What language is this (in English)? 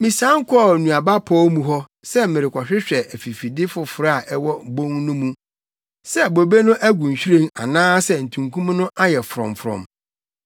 Akan